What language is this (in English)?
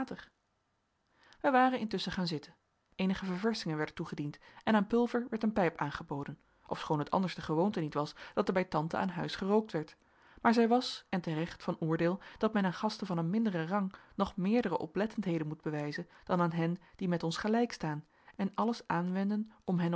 Dutch